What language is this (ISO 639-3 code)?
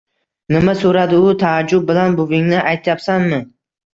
uzb